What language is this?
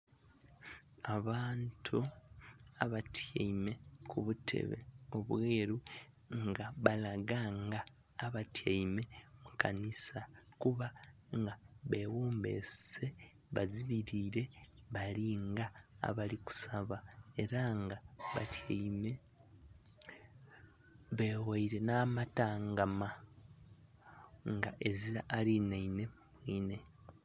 Soga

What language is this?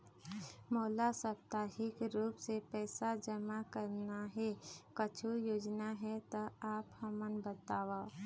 Chhattisgarhi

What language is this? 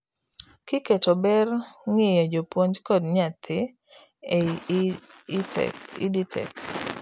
Luo (Kenya and Tanzania)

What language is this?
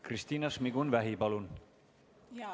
Estonian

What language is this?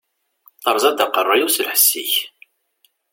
Kabyle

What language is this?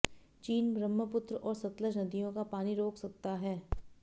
Hindi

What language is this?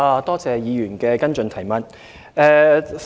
Cantonese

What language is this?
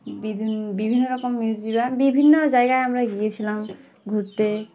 Bangla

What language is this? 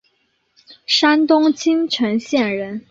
Chinese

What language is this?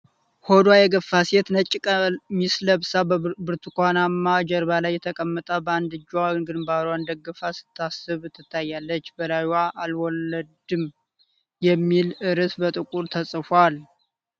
Amharic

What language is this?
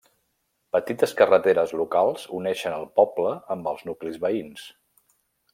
Catalan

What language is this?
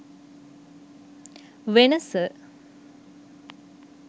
Sinhala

